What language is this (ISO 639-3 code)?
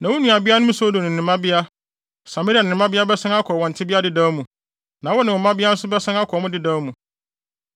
aka